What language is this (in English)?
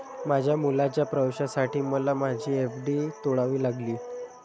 Marathi